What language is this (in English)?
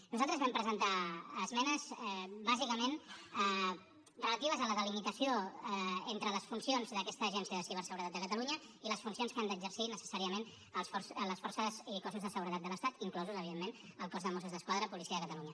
Catalan